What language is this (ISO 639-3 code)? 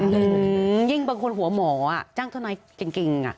tha